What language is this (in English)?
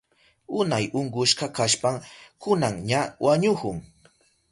Southern Pastaza Quechua